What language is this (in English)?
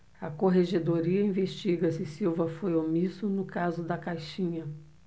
Portuguese